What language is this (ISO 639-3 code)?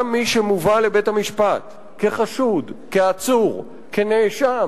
heb